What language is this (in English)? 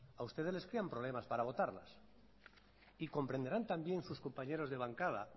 Spanish